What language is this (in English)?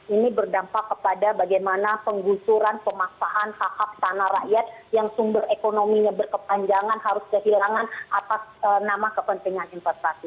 Indonesian